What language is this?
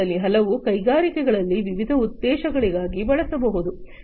Kannada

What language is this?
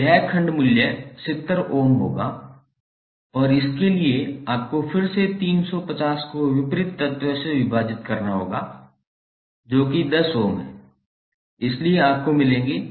Hindi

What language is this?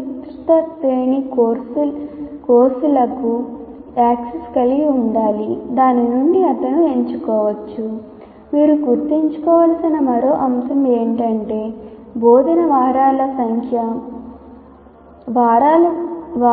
Telugu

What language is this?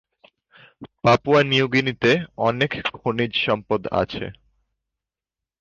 Bangla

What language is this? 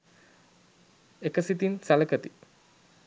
Sinhala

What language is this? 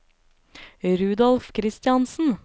Norwegian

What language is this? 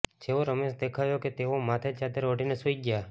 Gujarati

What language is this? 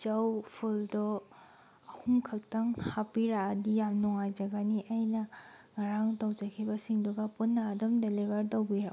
Manipuri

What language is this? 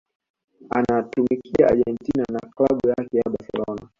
Swahili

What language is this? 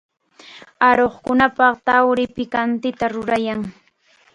Chiquián Ancash Quechua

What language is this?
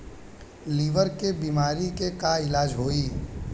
Bhojpuri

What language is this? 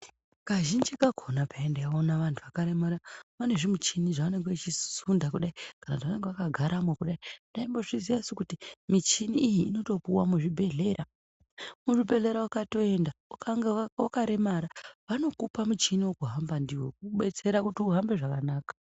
Ndau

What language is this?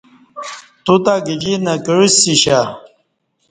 Kati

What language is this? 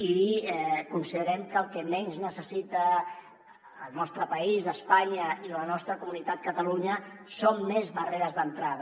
Catalan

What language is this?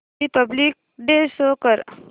Marathi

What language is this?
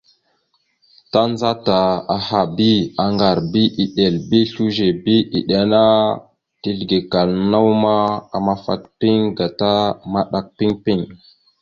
Mada (Cameroon)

